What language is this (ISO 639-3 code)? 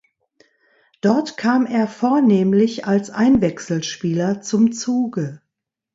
deu